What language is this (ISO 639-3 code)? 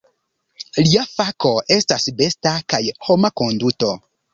epo